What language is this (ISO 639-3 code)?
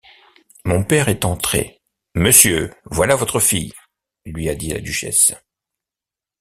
fra